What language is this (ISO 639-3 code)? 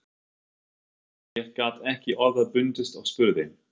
isl